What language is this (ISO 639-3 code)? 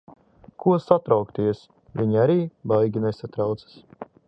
lav